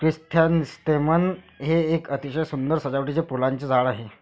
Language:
Marathi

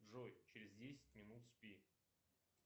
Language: Russian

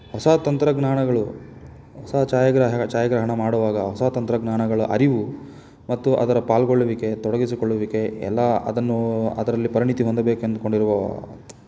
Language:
Kannada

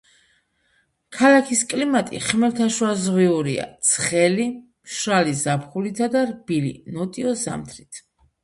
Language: Georgian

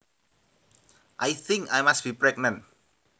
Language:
Javanese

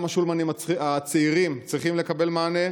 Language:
Hebrew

